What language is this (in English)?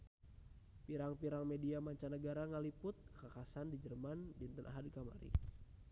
Sundanese